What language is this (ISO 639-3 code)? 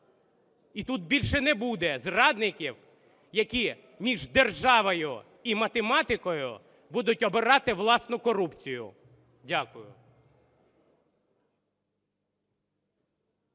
ukr